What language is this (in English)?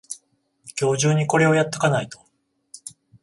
Japanese